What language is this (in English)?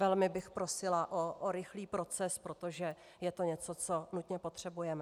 Czech